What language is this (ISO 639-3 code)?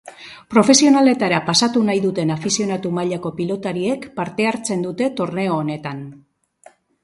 eus